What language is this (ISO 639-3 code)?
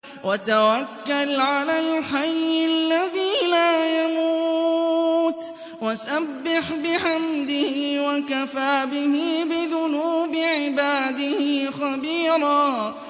ara